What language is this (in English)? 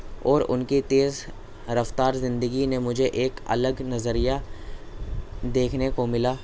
Urdu